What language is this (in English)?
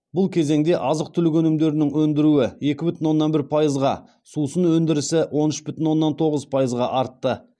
Kazakh